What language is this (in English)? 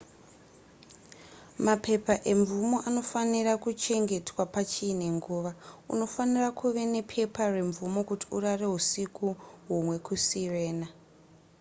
Shona